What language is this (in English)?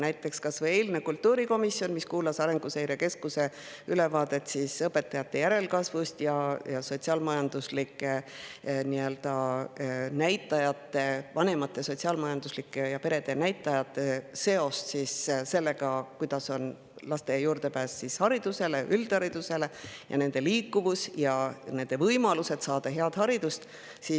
Estonian